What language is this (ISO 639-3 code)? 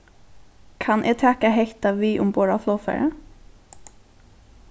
fao